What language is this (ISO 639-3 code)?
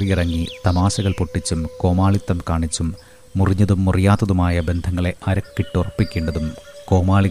mal